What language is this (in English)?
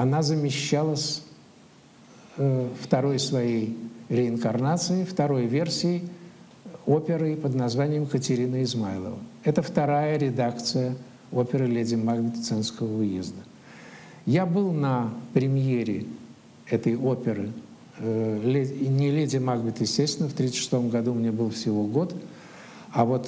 Russian